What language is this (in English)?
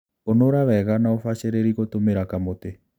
Kikuyu